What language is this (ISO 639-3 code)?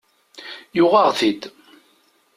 kab